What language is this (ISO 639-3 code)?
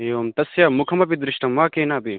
san